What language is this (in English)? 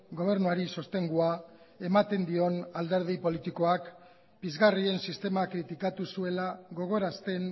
Basque